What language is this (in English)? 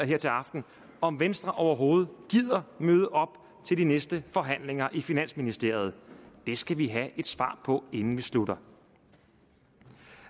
Danish